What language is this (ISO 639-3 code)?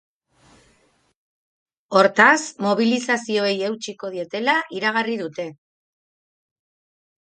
eus